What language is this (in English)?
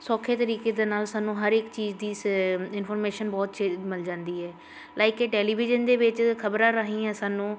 Punjabi